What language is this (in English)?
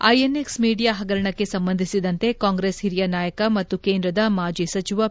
Kannada